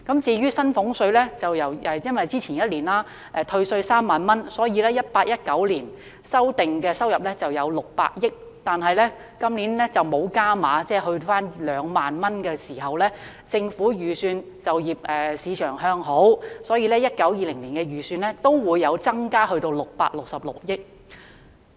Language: Cantonese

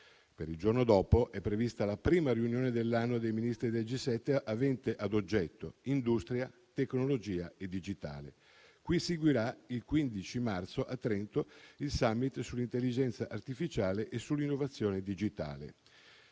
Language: Italian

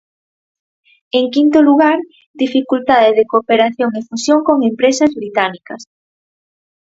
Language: Galician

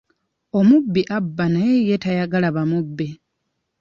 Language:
Ganda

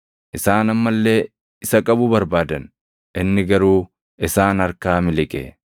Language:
Oromo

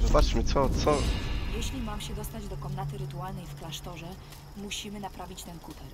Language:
Polish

